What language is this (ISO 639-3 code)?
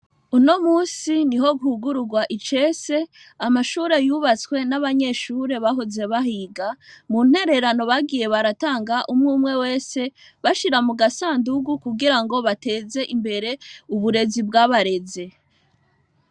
run